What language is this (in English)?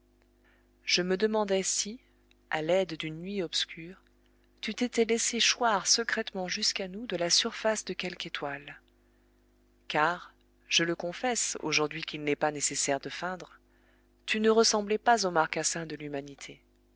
French